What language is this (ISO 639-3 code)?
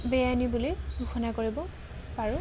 asm